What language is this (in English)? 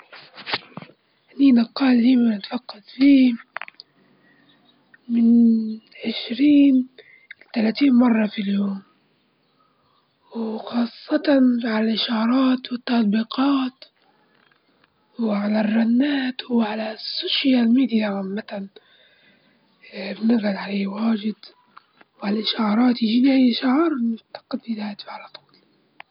Libyan Arabic